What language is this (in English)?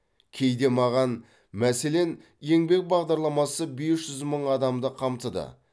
Kazakh